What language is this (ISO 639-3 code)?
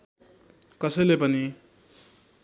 nep